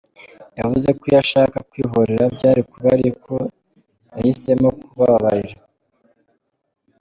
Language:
Kinyarwanda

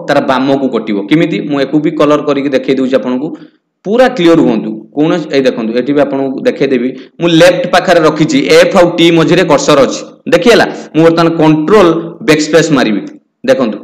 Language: Hindi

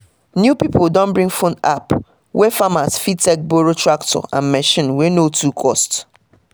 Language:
Nigerian Pidgin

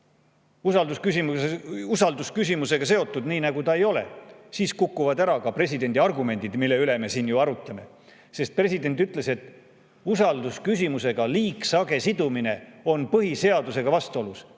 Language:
Estonian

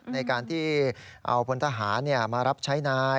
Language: Thai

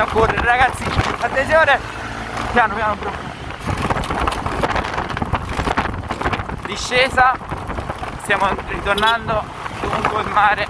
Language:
Italian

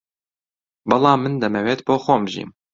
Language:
Central Kurdish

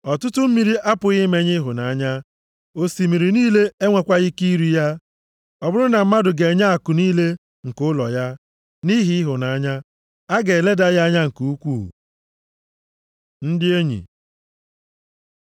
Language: Igbo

